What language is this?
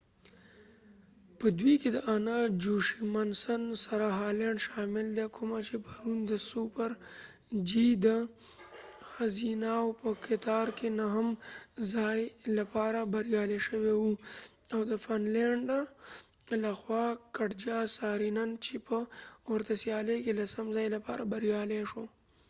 Pashto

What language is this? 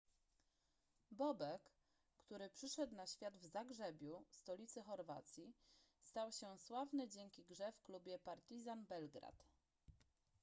Polish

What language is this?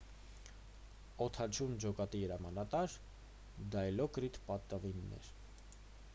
Armenian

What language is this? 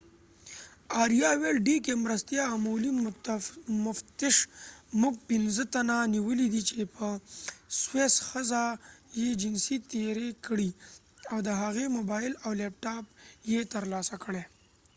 Pashto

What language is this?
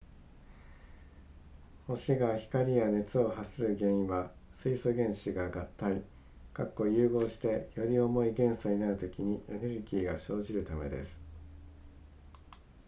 Japanese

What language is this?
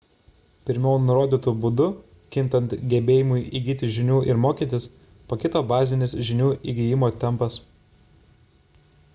Lithuanian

